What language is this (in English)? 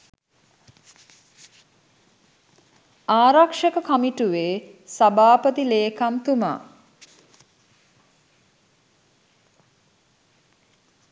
Sinhala